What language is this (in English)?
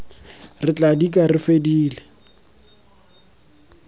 Tswana